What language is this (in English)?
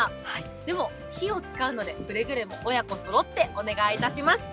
Japanese